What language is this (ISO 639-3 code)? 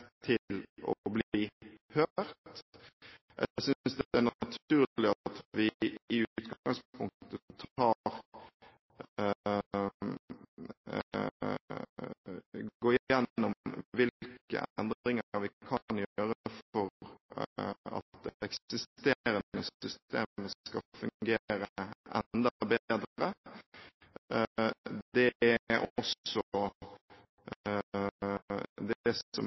nob